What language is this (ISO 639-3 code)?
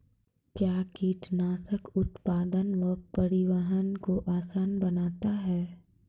mai